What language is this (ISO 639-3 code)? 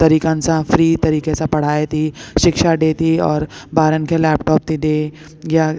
snd